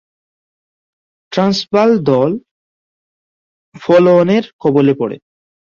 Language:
Bangla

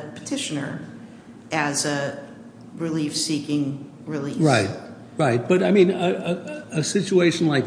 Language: English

